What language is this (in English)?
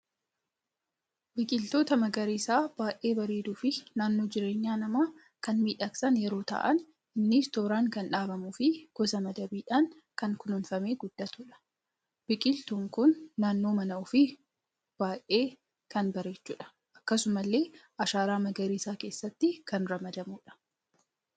Oromo